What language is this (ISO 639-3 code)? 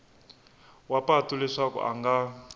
tso